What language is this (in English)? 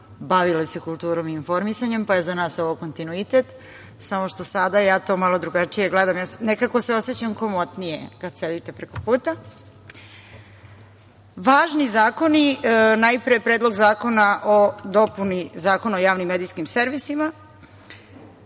Serbian